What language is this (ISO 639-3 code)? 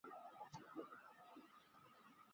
zho